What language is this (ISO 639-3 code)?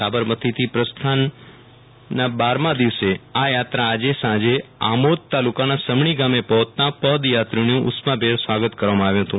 guj